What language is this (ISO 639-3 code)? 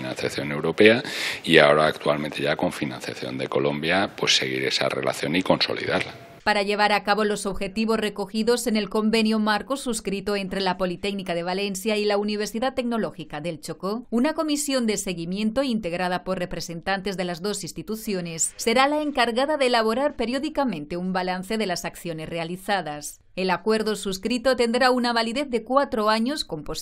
spa